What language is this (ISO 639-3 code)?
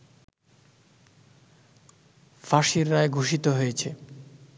ben